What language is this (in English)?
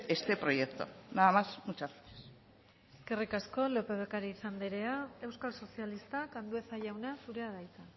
Basque